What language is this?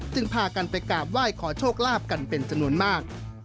Thai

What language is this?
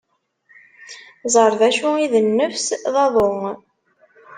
Kabyle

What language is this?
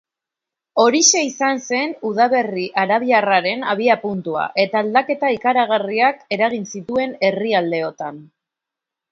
Basque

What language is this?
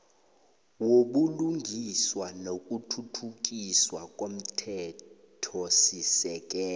South Ndebele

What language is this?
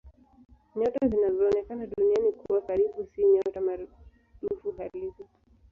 Swahili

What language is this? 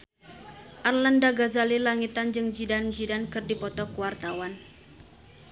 Sundanese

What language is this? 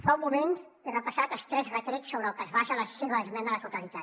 Catalan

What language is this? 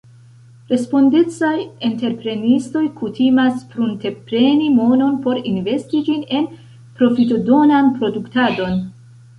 Esperanto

